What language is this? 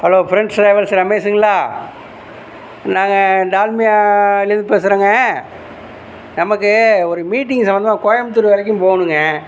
Tamil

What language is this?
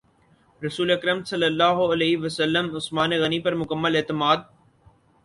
Urdu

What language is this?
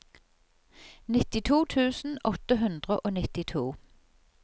Norwegian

